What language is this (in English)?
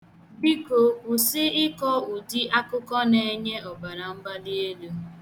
Igbo